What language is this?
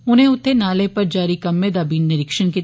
Dogri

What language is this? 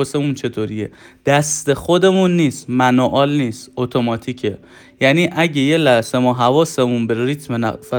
Persian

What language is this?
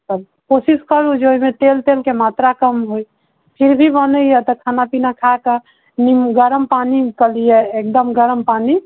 Maithili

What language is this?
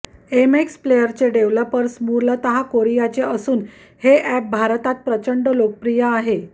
Marathi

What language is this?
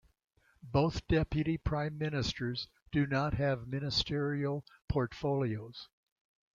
English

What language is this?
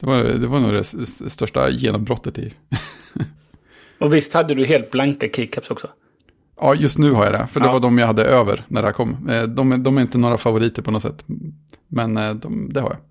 Swedish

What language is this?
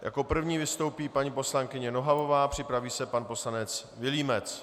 Czech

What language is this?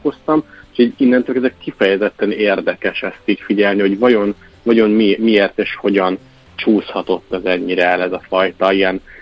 Hungarian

